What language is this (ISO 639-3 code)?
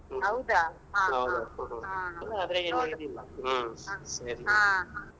kan